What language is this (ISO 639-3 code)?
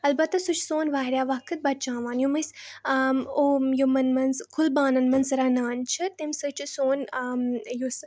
kas